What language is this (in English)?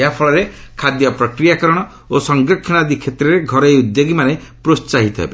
Odia